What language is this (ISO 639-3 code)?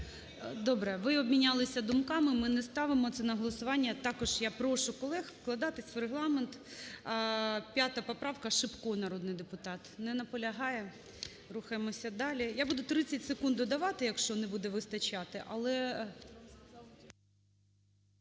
ukr